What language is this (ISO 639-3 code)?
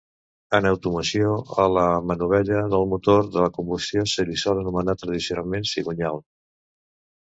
cat